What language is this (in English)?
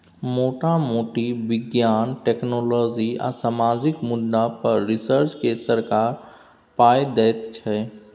Maithili